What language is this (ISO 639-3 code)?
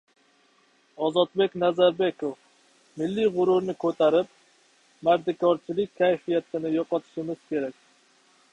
uzb